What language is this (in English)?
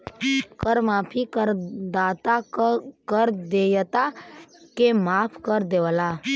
Bhojpuri